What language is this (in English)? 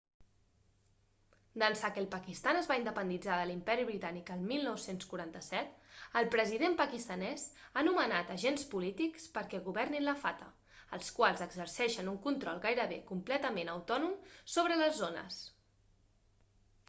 Catalan